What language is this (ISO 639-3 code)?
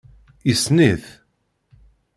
kab